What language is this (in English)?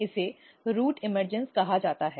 Hindi